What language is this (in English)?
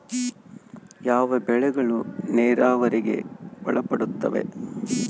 Kannada